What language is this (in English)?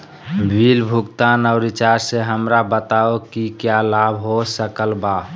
Magahi